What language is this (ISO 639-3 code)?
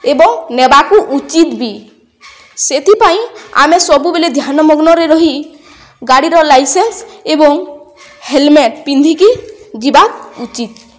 ori